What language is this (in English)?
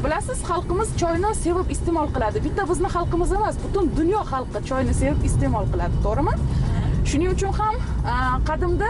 Turkish